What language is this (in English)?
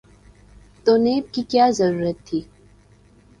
Urdu